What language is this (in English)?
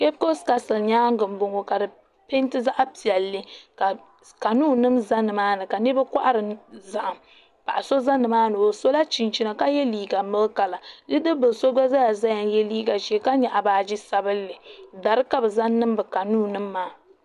Dagbani